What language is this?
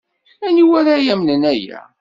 Kabyle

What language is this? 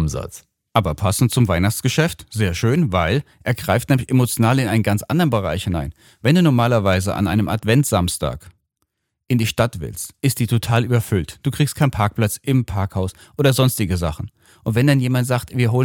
German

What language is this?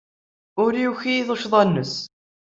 Kabyle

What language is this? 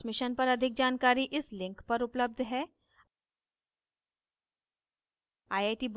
Hindi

